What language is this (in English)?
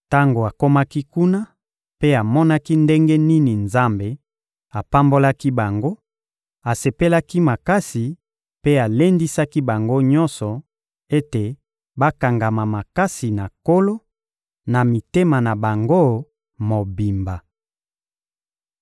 Lingala